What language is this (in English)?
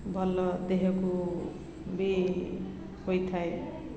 Odia